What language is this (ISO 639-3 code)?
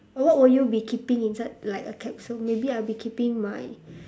eng